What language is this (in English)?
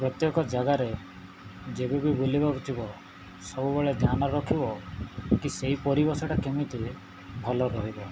Odia